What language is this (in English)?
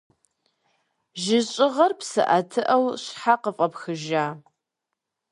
Kabardian